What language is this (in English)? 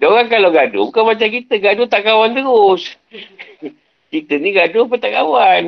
Malay